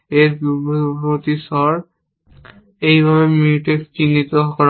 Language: Bangla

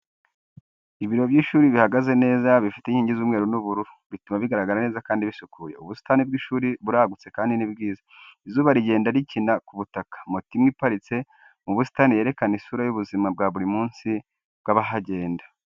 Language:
Kinyarwanda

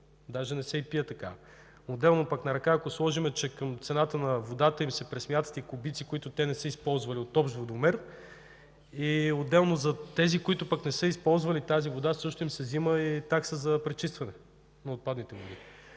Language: Bulgarian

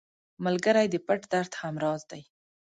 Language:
Pashto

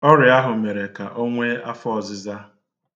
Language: Igbo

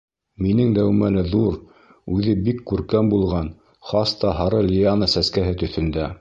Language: Bashkir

